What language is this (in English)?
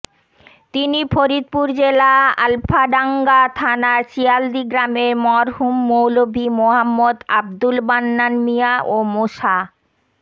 Bangla